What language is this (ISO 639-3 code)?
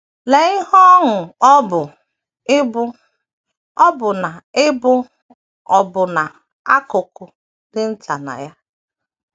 ibo